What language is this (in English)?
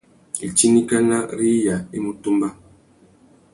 Tuki